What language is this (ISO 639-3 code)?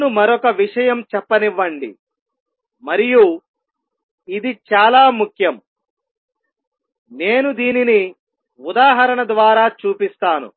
tel